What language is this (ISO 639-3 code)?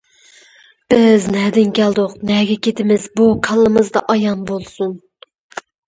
uig